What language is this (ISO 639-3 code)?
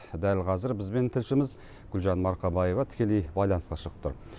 kaz